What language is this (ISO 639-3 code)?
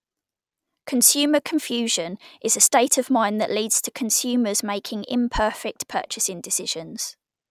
eng